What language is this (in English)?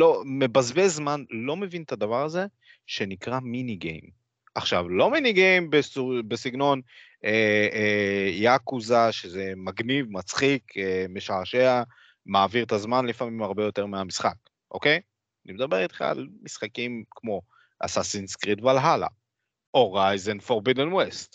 Hebrew